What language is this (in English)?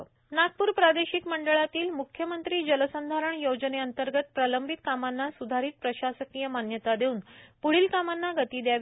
Marathi